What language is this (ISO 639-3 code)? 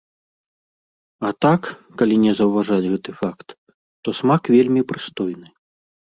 bel